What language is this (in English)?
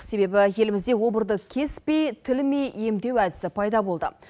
Kazakh